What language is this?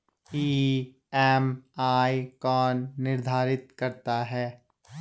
Hindi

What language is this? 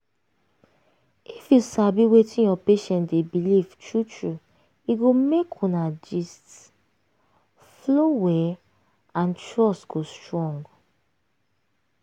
Nigerian Pidgin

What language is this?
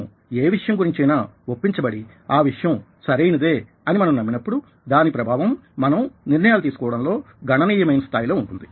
Telugu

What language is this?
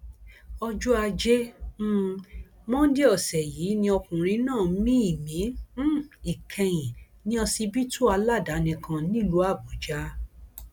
Yoruba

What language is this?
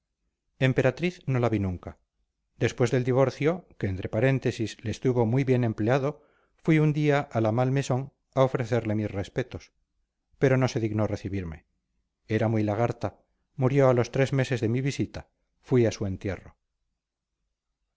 Spanish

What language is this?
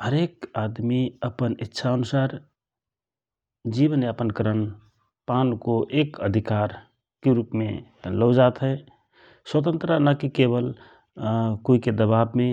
Rana Tharu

